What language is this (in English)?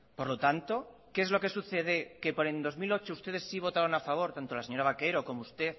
Spanish